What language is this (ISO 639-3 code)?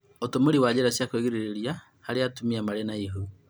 kik